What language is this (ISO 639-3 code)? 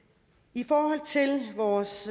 dan